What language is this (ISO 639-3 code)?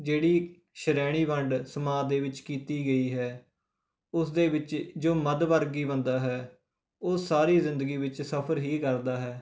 pan